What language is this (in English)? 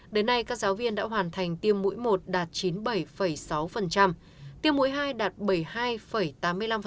Vietnamese